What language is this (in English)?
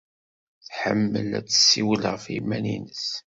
Kabyle